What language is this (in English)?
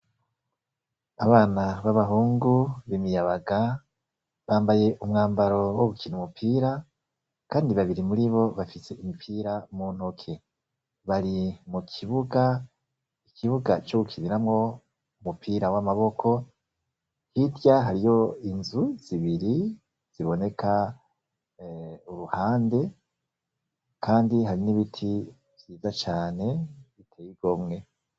Rundi